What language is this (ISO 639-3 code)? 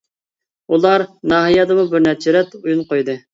uig